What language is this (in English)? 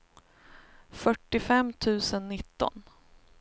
Swedish